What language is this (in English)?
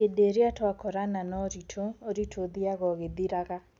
Kikuyu